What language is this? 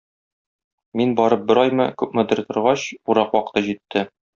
Tatar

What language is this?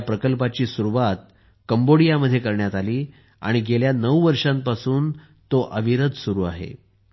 Marathi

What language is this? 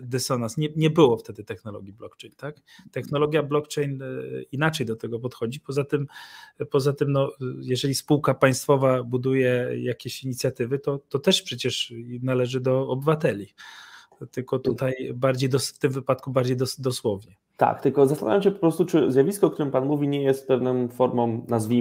Polish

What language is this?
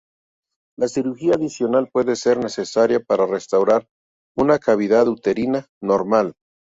Spanish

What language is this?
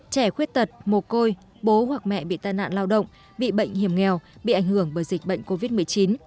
Vietnamese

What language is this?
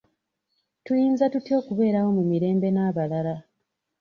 Ganda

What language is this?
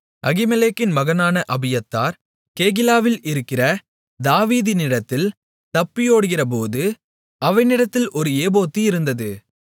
Tamil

